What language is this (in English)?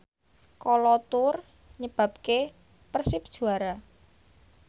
Javanese